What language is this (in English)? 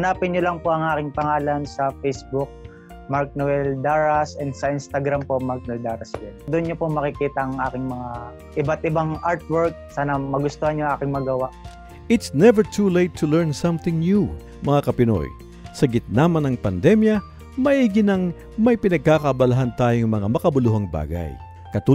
Filipino